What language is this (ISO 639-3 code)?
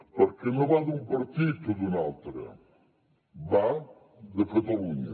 cat